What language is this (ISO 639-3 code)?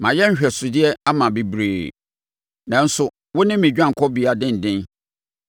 aka